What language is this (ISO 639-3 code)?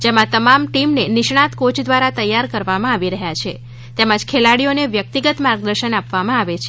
guj